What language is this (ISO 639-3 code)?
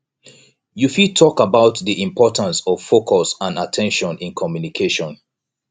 pcm